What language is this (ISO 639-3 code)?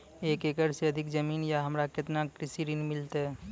mai